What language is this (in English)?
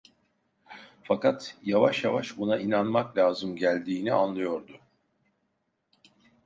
Turkish